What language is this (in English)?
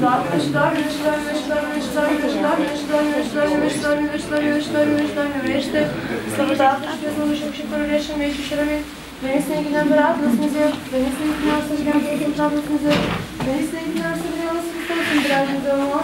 Ukrainian